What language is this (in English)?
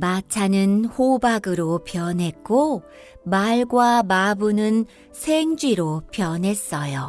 Korean